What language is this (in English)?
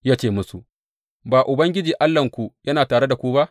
Hausa